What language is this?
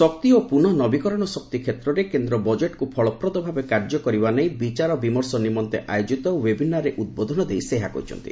Odia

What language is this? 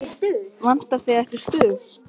Icelandic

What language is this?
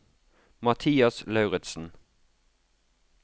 Norwegian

